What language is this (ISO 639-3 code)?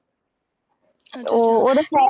pan